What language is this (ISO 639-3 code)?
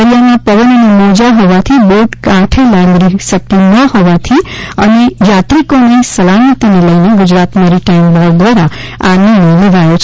guj